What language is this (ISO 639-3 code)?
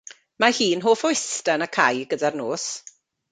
cym